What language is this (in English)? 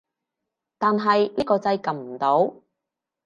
Cantonese